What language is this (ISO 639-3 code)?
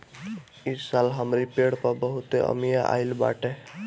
bho